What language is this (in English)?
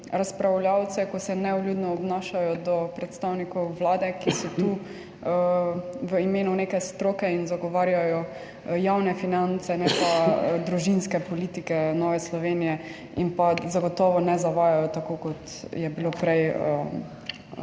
Slovenian